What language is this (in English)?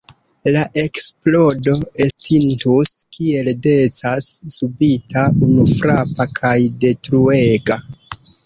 Esperanto